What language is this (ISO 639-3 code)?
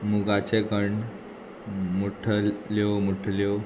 kok